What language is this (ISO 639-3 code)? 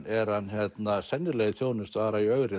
isl